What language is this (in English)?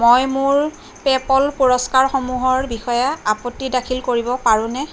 Assamese